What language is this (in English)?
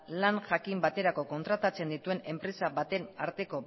Basque